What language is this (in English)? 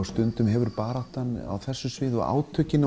Icelandic